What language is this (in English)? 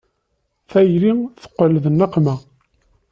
Kabyle